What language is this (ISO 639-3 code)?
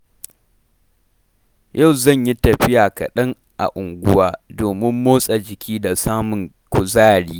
hau